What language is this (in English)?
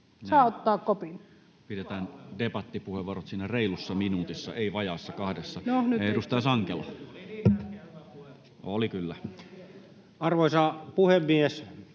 Finnish